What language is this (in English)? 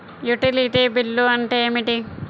Telugu